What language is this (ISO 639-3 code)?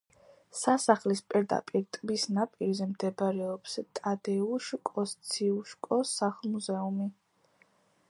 kat